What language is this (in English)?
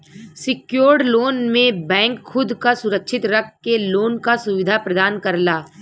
Bhojpuri